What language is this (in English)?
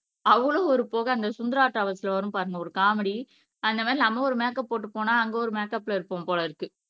Tamil